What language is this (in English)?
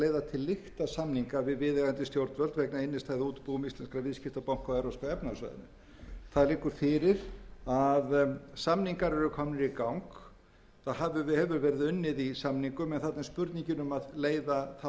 Icelandic